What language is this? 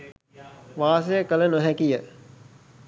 Sinhala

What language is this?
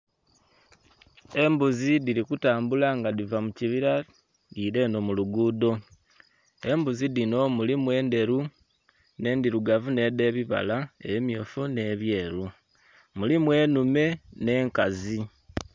Soga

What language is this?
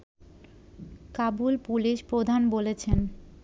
Bangla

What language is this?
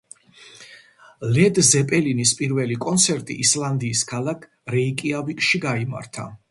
Georgian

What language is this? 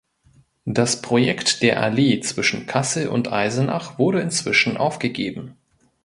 German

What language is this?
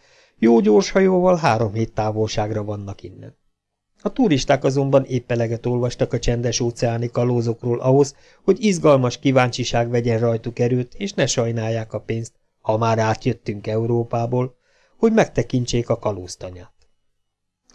Hungarian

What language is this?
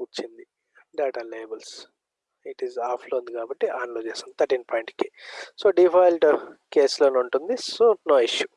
Telugu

